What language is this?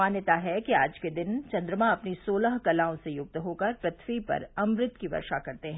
Hindi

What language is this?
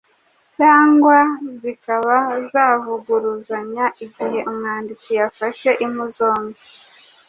Kinyarwanda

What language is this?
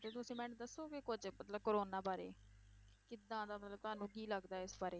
Punjabi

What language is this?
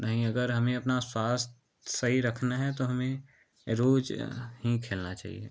Hindi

